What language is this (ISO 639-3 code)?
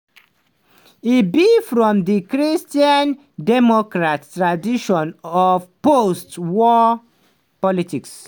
pcm